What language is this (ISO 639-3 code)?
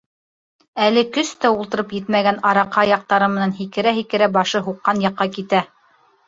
bak